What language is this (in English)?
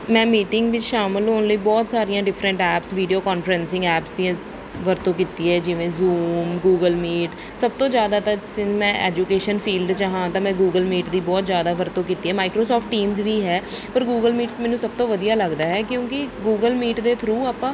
Punjabi